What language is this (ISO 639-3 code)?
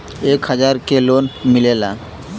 bho